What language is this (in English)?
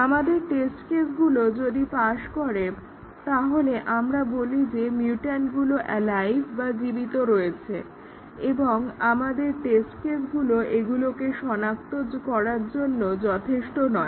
Bangla